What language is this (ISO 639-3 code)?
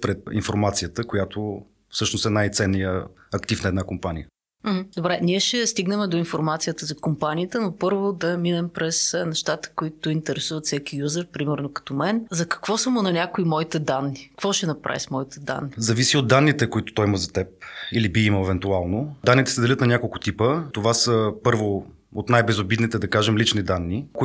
bul